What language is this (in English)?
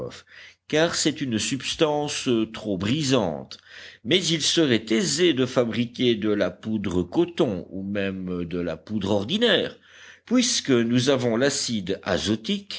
French